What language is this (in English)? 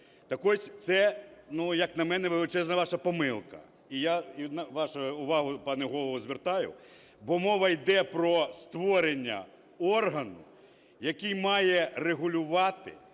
Ukrainian